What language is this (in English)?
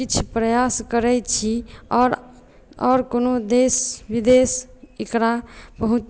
Maithili